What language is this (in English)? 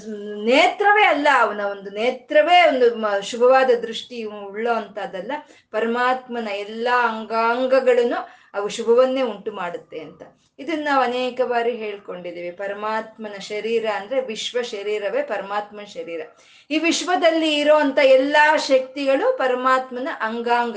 Kannada